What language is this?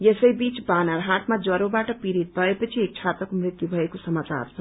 Nepali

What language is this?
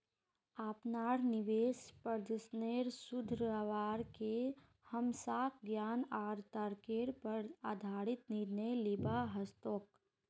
Magahi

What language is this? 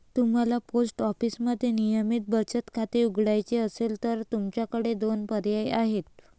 Marathi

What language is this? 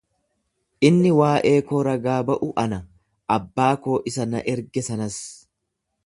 Oromo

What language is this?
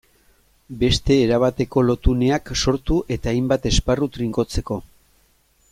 Basque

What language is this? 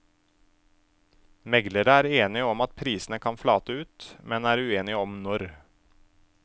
Norwegian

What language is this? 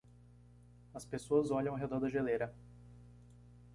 Portuguese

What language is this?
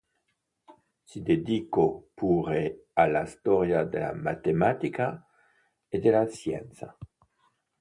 Italian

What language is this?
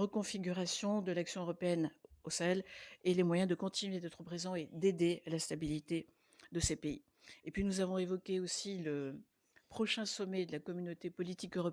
French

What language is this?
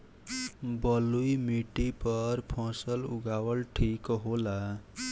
Bhojpuri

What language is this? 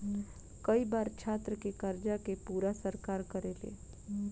Bhojpuri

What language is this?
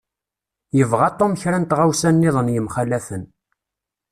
Kabyle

